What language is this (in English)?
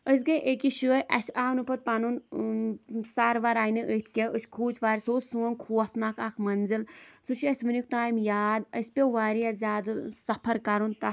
Kashmiri